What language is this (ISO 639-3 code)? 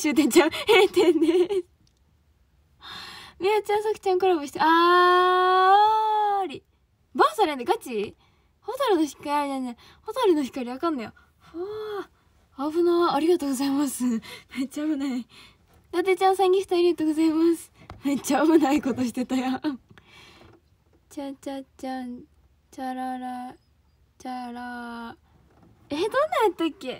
jpn